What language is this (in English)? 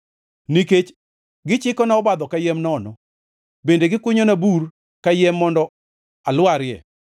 Luo (Kenya and Tanzania)